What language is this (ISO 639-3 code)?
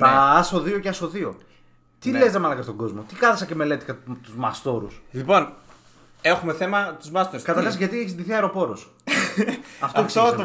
ell